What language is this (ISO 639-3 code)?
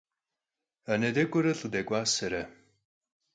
kbd